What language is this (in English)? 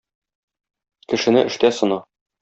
Tatar